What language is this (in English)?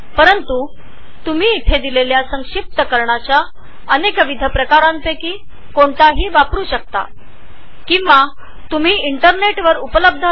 Marathi